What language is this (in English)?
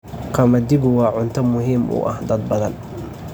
Somali